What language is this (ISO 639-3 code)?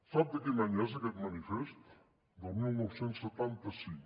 cat